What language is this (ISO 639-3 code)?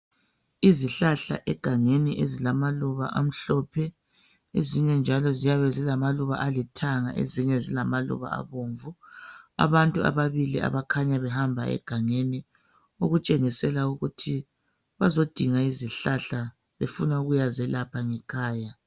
nde